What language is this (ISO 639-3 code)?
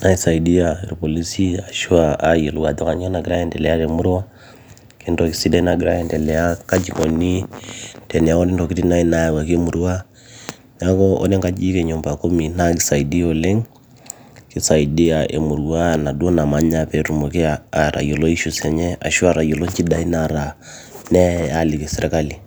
mas